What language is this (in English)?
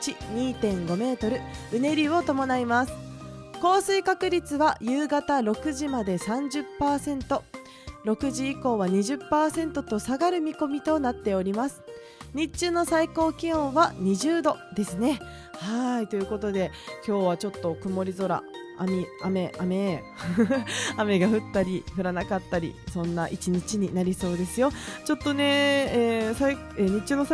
Japanese